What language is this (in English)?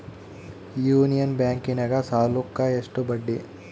Kannada